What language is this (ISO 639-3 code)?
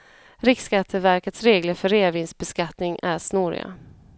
swe